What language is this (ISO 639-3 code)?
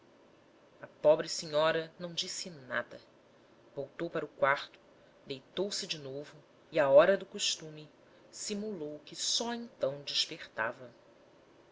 por